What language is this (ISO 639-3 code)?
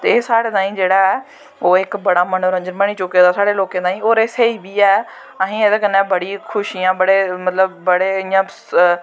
doi